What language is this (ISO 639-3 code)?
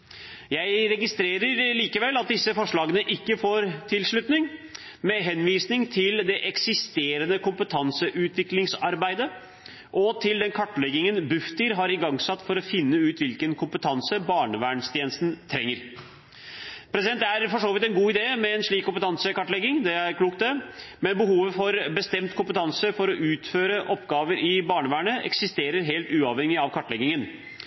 nob